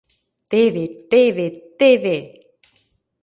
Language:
Mari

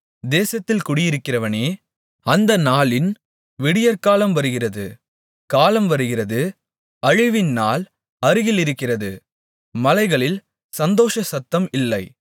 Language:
Tamil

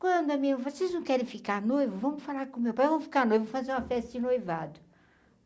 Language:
Portuguese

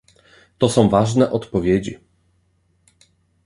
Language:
Polish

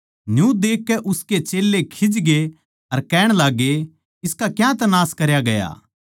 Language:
Haryanvi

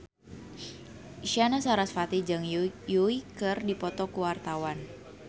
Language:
Sundanese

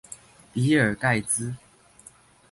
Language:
Chinese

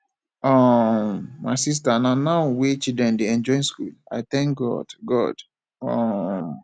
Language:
Nigerian Pidgin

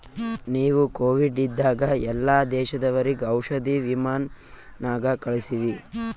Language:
Kannada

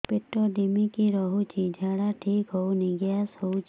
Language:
Odia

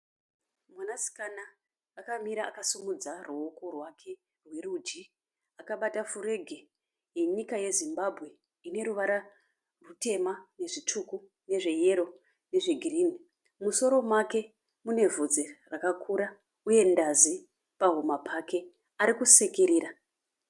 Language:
Shona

